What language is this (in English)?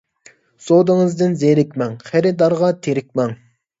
Uyghur